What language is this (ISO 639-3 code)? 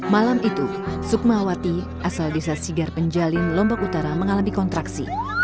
ind